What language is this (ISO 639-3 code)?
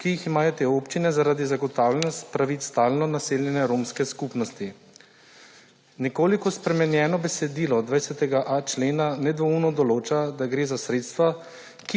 slv